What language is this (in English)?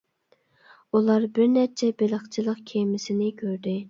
Uyghur